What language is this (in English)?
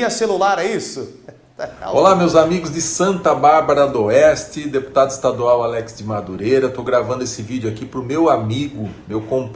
Portuguese